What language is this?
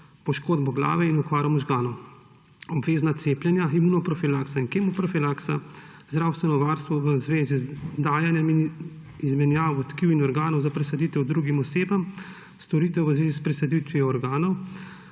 Slovenian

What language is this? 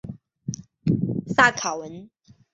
Chinese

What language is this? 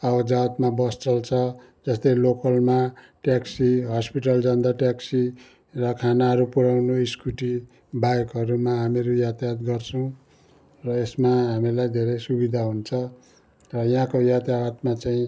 Nepali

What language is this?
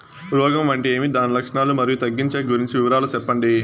Telugu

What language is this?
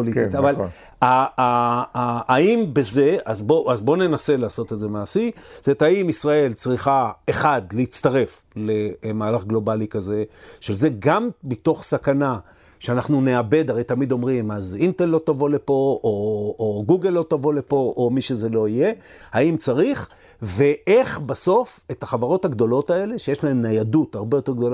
Hebrew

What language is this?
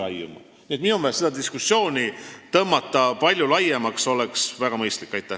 Estonian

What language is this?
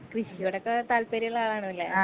Malayalam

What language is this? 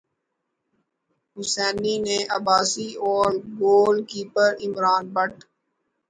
Urdu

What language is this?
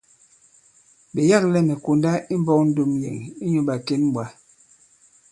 Bankon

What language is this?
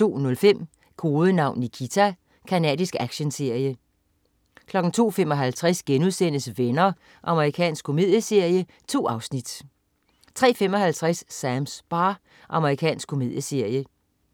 Danish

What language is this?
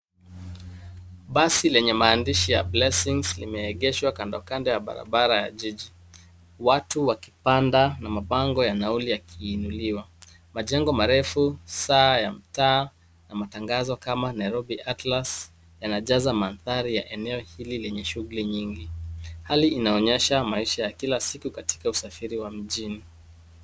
Swahili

